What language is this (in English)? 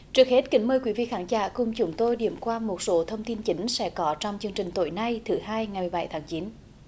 Vietnamese